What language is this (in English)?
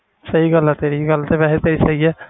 Punjabi